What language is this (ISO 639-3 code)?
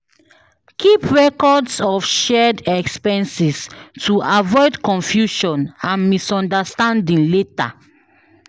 pcm